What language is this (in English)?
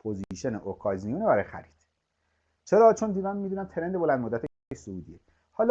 Persian